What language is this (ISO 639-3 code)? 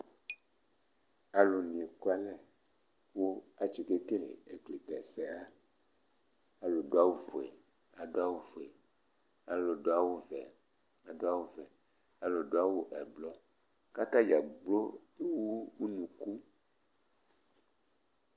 kpo